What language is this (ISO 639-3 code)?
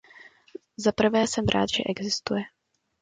ces